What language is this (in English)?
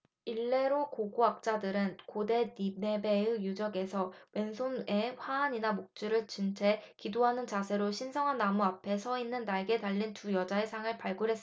Korean